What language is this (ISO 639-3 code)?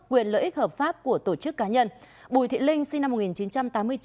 vie